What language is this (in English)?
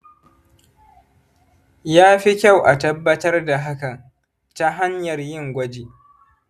Hausa